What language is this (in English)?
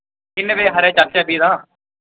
Dogri